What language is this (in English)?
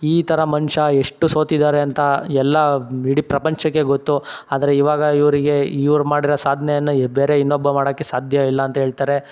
Kannada